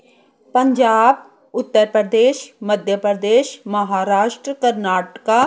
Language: Punjabi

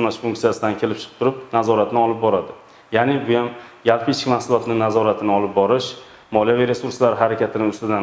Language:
Turkish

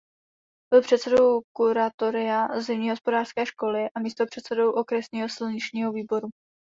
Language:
Czech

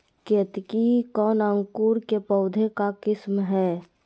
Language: Magahi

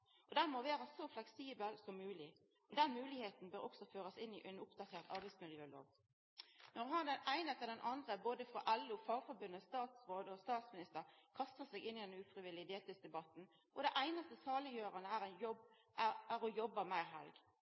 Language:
Norwegian Nynorsk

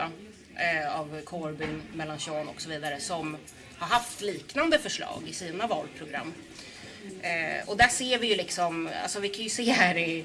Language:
Swedish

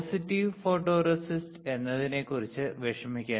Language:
Malayalam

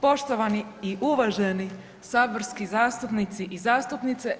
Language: Croatian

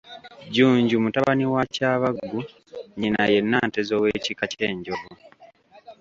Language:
Ganda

